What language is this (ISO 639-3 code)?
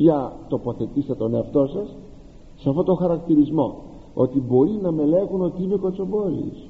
ell